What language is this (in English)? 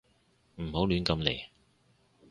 Cantonese